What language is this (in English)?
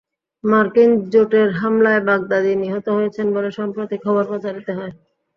Bangla